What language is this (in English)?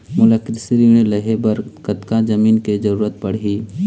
Chhattisgarhi